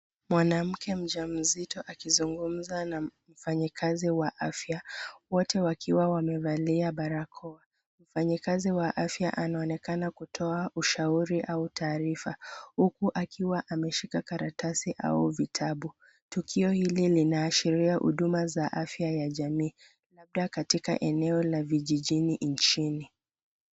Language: Swahili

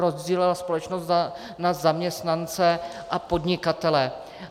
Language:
Czech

